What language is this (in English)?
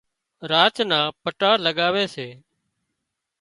Wadiyara Koli